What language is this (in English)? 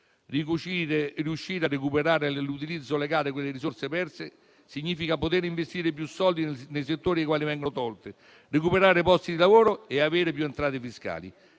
Italian